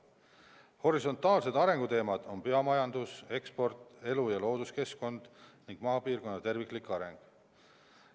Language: Estonian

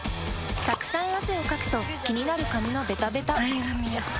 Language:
Japanese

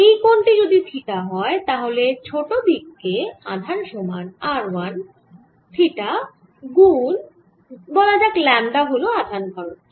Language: Bangla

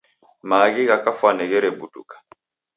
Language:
Taita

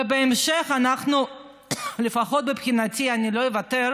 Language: Hebrew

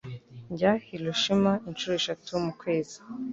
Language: Kinyarwanda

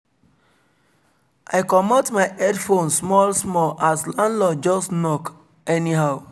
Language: Nigerian Pidgin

